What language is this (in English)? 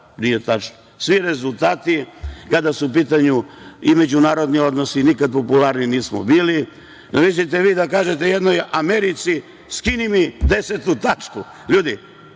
Serbian